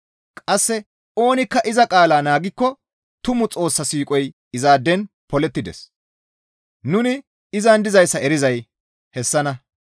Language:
Gamo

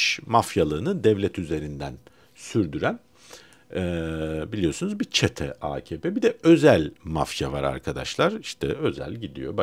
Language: Turkish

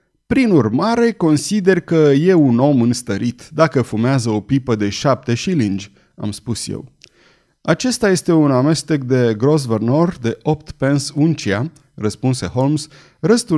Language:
Romanian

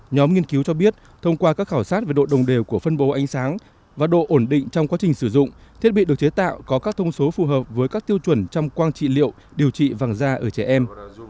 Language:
Vietnamese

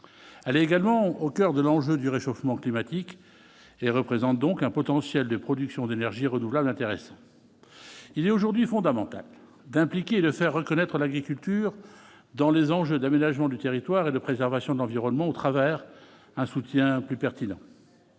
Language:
French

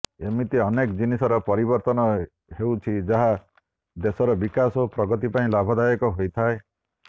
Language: Odia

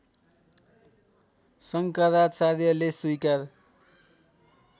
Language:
Nepali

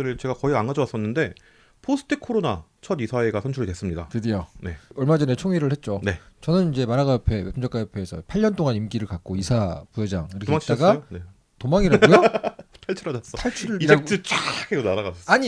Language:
Korean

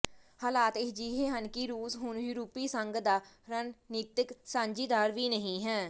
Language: Punjabi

